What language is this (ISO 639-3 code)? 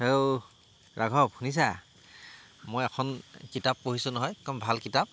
asm